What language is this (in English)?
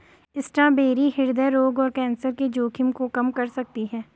Hindi